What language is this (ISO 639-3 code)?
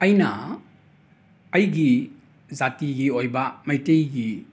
mni